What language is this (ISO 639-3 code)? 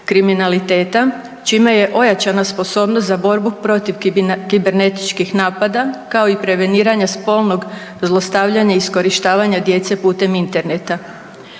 hrv